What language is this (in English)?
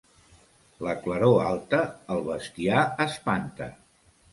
Catalan